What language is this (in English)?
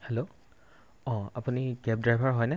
Assamese